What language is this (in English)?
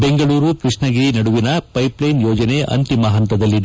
Kannada